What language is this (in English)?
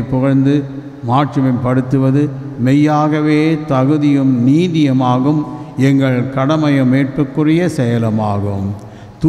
Tamil